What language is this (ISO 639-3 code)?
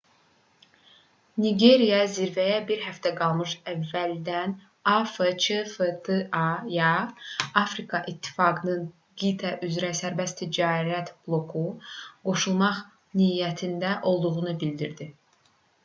aze